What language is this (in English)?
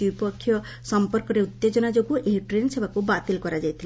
Odia